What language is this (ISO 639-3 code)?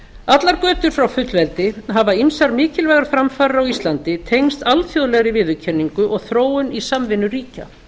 isl